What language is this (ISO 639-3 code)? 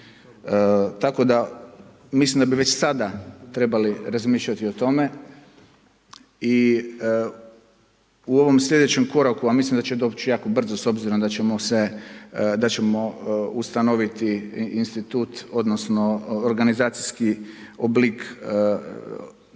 hrv